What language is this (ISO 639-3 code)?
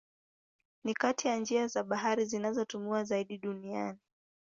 swa